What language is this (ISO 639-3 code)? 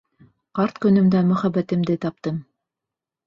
bak